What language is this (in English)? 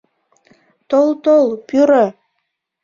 Mari